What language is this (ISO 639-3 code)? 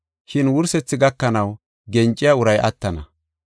gof